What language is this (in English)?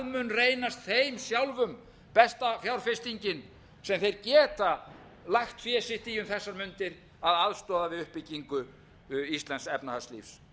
Icelandic